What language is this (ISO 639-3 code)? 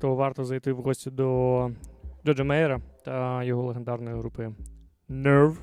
ukr